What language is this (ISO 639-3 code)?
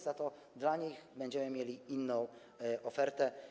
pol